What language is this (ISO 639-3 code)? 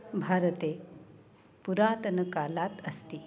san